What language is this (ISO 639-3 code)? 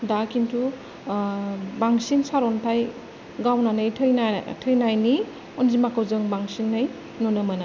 brx